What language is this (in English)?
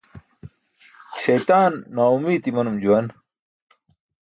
Burushaski